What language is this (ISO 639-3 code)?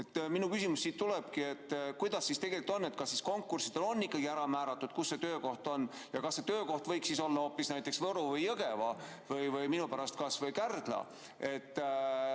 est